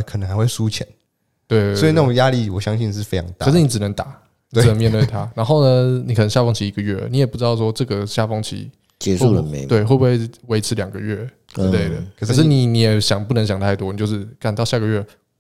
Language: Chinese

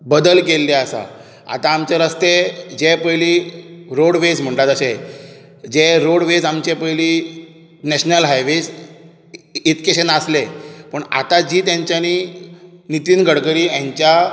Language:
Konkani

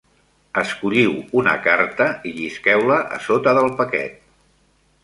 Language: Catalan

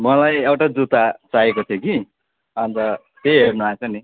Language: Nepali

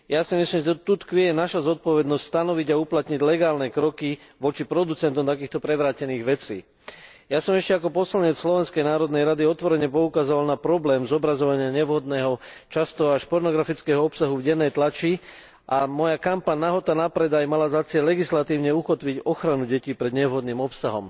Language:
Slovak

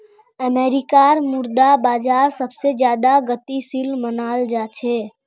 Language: Magahi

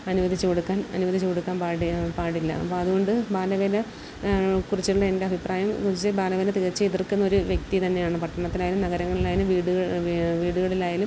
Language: Malayalam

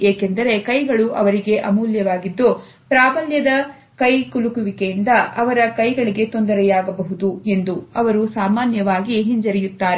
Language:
Kannada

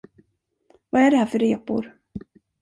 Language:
Swedish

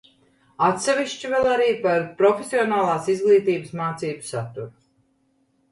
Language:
Latvian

